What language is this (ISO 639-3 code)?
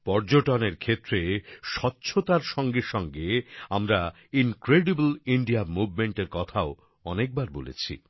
ben